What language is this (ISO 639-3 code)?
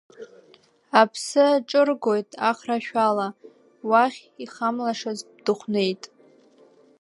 abk